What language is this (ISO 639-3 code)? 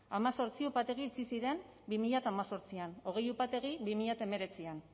eus